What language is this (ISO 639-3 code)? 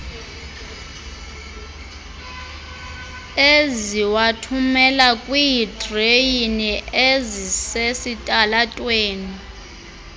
xho